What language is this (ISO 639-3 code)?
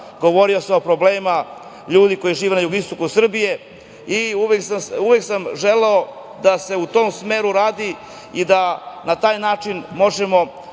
srp